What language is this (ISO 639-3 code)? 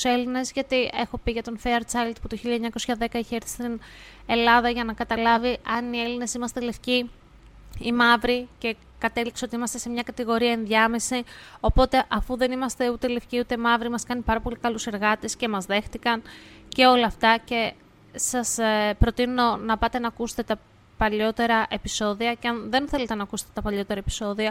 ell